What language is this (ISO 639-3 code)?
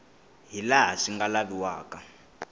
tso